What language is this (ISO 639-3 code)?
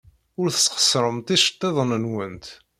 kab